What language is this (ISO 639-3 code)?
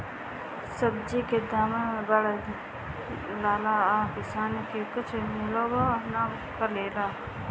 bho